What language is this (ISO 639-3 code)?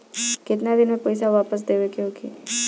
bho